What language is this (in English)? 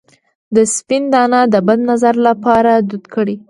Pashto